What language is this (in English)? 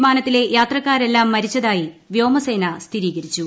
Malayalam